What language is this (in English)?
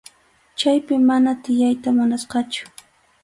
Arequipa-La Unión Quechua